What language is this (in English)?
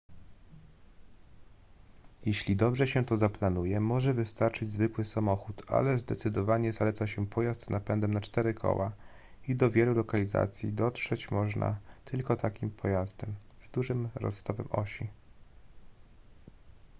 Polish